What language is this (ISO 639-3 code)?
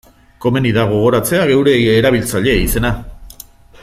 eus